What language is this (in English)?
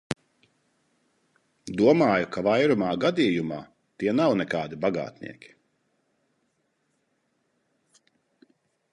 Latvian